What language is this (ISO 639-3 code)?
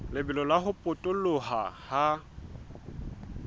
sot